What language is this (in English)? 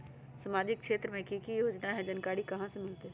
Magahi